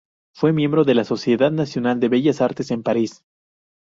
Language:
Spanish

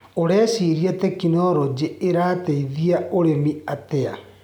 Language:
Kikuyu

